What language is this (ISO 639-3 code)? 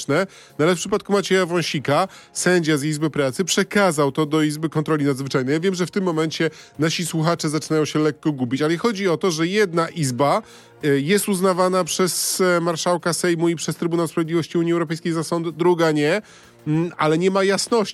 pol